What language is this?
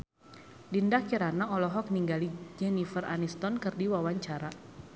Sundanese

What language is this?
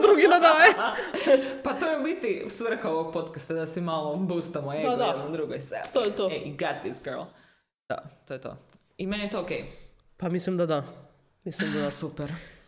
Croatian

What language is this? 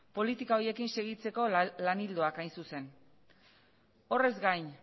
Basque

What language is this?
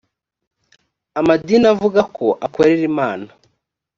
Kinyarwanda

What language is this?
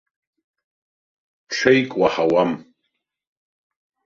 Abkhazian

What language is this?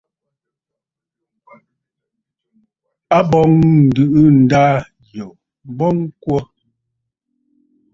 Bafut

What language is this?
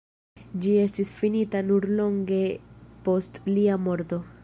Esperanto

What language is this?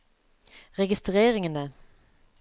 Norwegian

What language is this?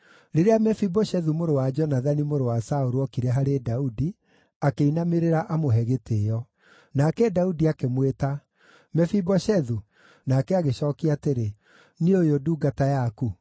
Kikuyu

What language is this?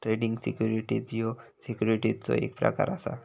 Marathi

